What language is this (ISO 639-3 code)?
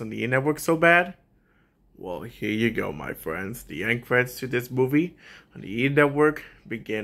eng